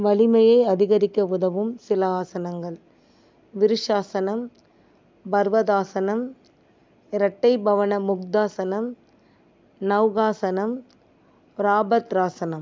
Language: Tamil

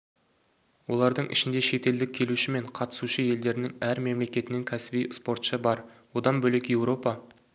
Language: Kazakh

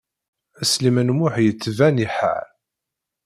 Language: Kabyle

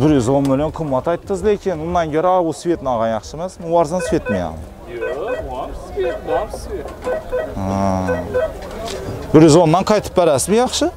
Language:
Turkish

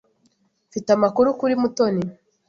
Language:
Kinyarwanda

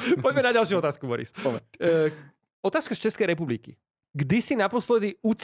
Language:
Slovak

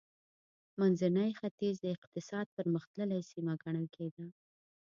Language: Pashto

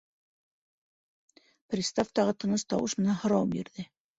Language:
Bashkir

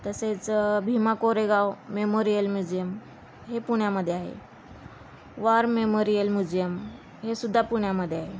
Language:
Marathi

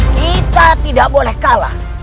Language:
Indonesian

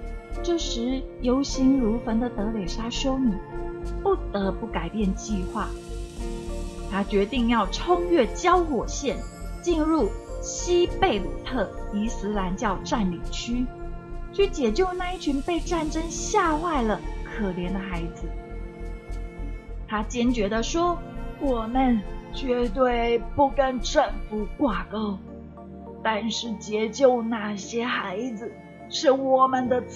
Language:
Chinese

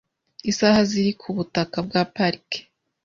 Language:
Kinyarwanda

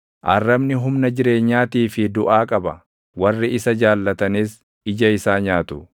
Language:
Oromo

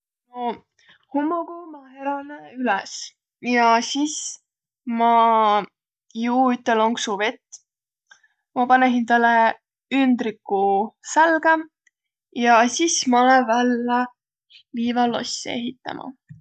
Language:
Võro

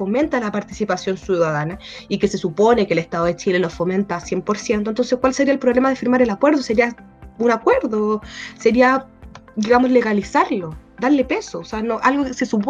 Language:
Spanish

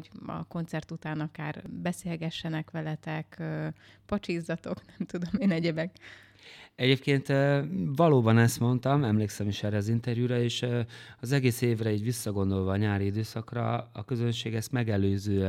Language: Hungarian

